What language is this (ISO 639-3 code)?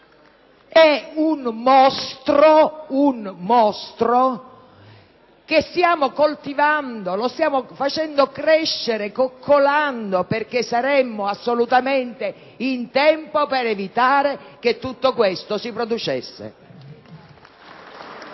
ita